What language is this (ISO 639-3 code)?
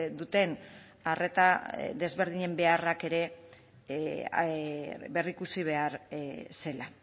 eus